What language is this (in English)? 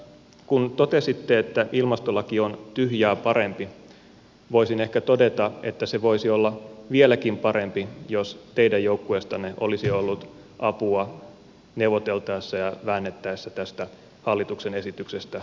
Finnish